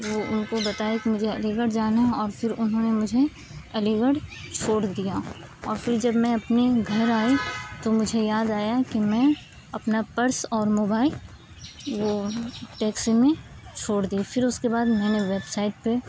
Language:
Urdu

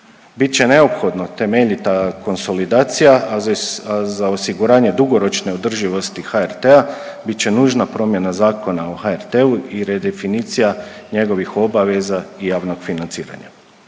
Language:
Croatian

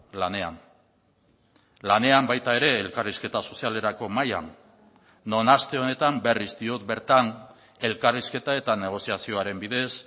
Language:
Basque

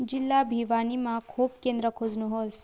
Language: Nepali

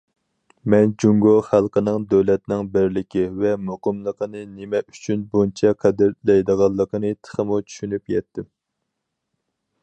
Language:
Uyghur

